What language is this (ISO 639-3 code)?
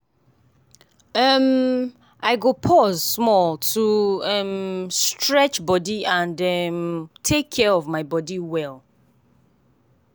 pcm